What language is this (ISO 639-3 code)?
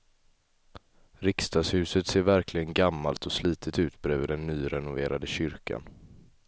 swe